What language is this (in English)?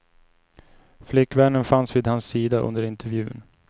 Swedish